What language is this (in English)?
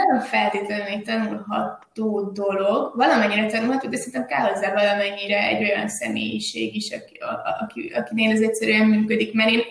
Hungarian